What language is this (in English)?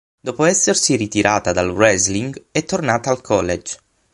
Italian